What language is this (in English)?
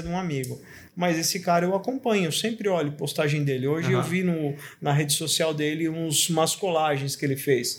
Portuguese